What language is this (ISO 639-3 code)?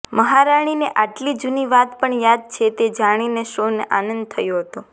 guj